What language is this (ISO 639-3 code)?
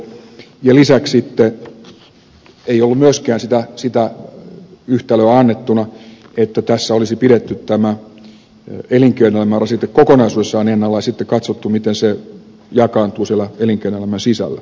fin